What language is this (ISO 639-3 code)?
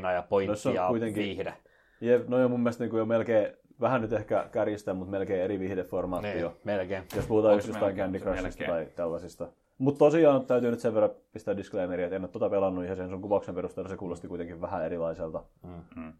fin